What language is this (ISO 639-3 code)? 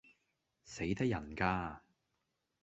yue